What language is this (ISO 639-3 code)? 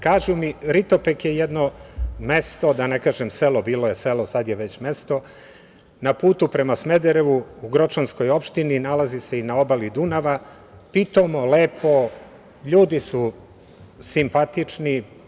srp